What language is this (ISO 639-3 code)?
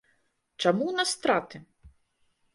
bel